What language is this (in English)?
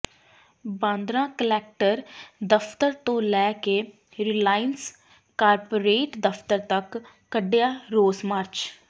Punjabi